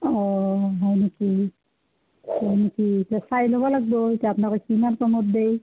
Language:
Assamese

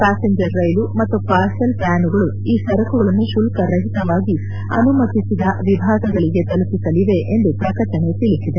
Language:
Kannada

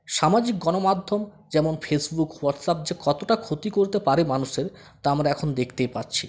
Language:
Bangla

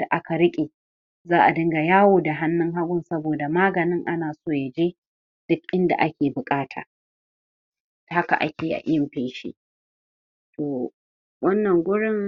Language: Hausa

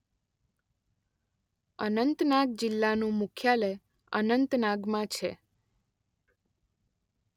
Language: Gujarati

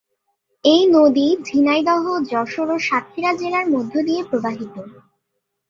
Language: Bangla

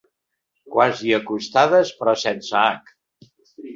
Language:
Catalan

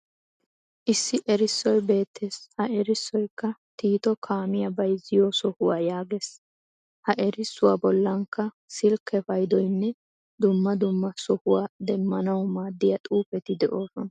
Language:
Wolaytta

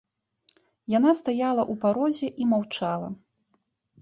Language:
Belarusian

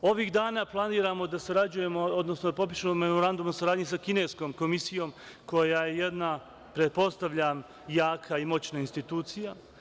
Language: Serbian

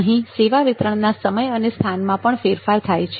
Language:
Gujarati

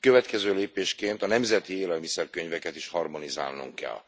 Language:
Hungarian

